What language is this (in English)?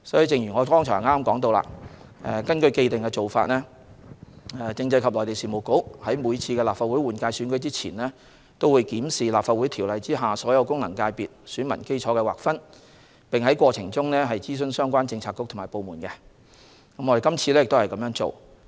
Cantonese